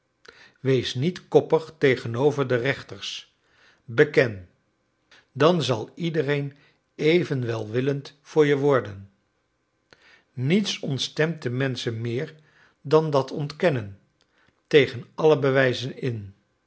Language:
Dutch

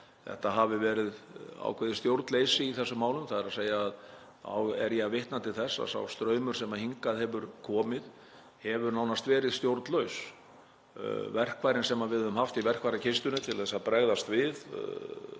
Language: Icelandic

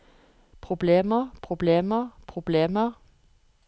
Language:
Norwegian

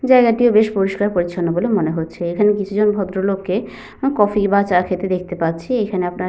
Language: Bangla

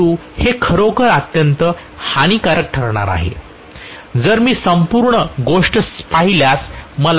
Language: Marathi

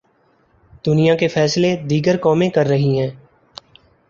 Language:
Urdu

